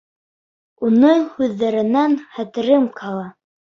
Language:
Bashkir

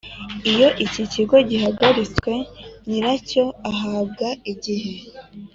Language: Kinyarwanda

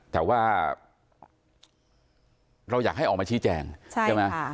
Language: Thai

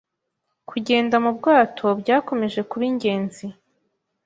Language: Kinyarwanda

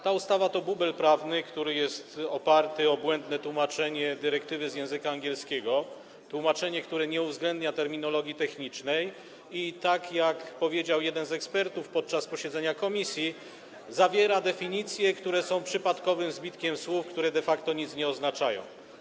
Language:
Polish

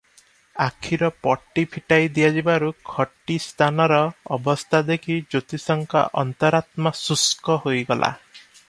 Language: Odia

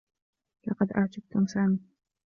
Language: Arabic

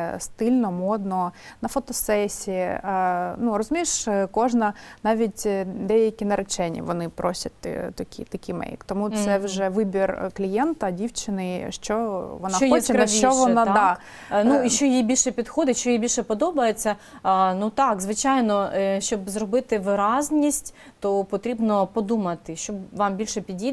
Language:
Ukrainian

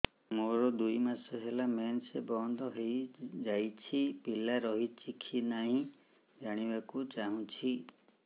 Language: Odia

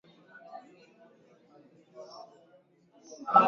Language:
Swahili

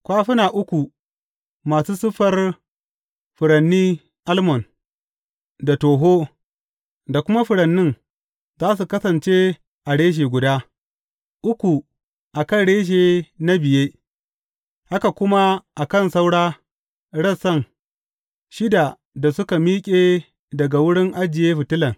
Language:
Hausa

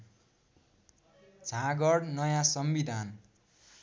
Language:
Nepali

